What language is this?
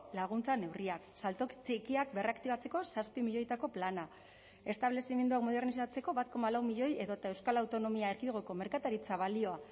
Basque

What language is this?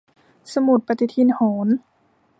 Thai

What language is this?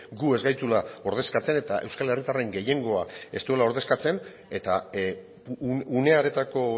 Basque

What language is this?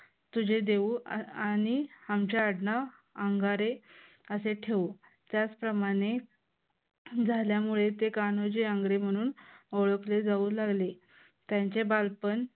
Marathi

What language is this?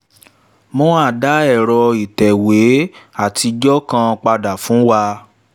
Yoruba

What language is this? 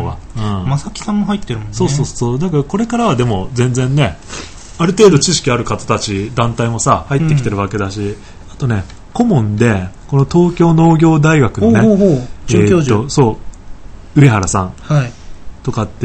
Japanese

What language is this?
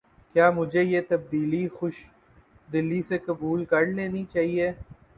Urdu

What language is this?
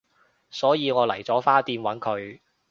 Cantonese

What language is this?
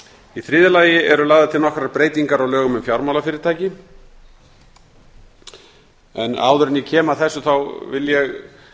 Icelandic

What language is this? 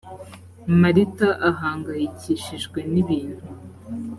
Kinyarwanda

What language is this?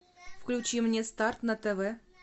Russian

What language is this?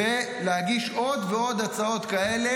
Hebrew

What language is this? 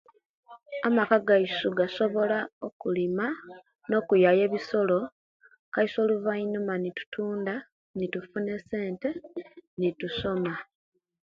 Kenyi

